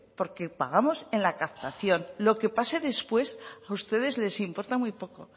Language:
Spanish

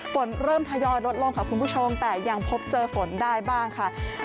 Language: Thai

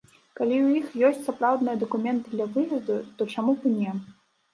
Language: Belarusian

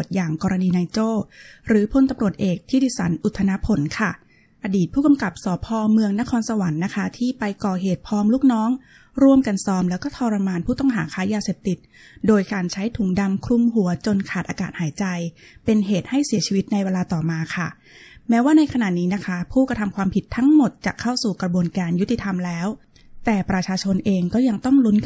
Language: Thai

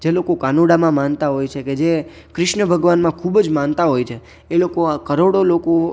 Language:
Gujarati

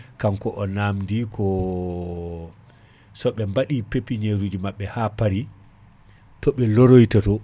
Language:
Fula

